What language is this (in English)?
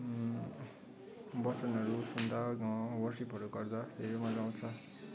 Nepali